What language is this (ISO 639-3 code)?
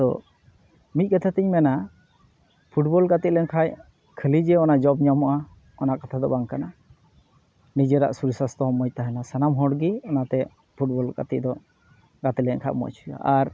sat